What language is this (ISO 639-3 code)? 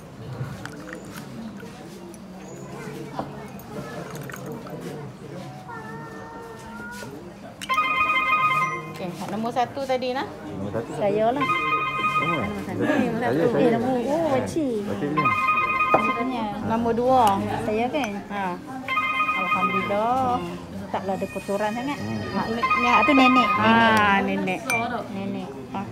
msa